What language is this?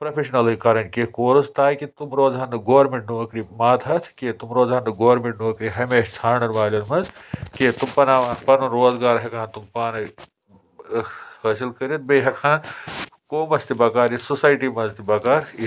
Kashmiri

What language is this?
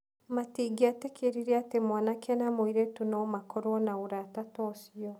Kikuyu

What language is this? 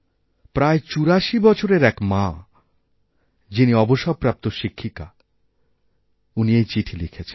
Bangla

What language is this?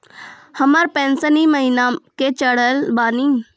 Maithili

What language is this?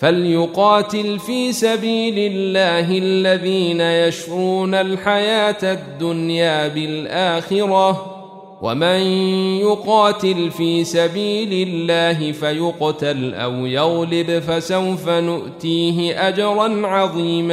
Arabic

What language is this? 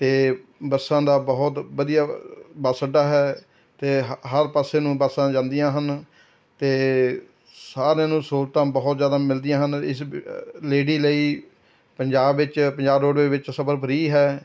Punjabi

